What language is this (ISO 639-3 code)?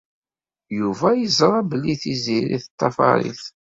kab